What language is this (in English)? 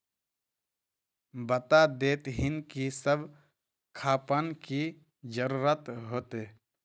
Magahi